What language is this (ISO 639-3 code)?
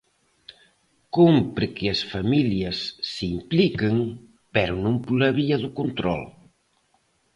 glg